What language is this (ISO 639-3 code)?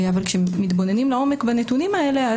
heb